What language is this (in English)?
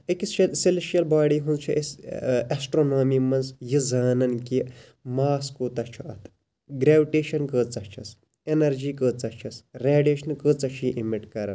Kashmiri